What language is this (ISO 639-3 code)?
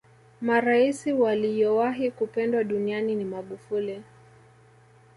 swa